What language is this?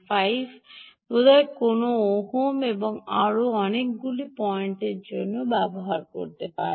Bangla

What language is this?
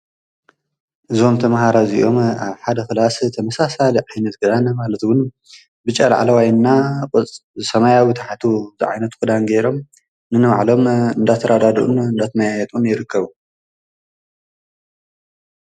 Tigrinya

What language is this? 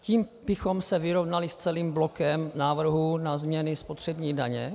Czech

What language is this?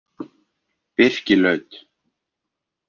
Icelandic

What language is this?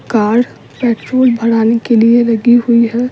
Hindi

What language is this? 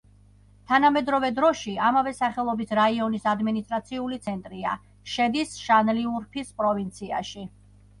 Georgian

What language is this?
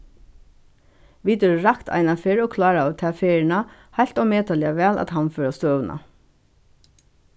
Faroese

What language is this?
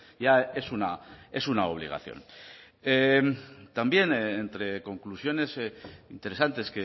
Spanish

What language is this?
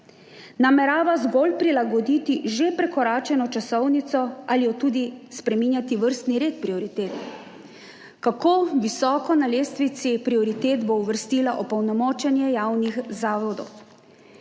Slovenian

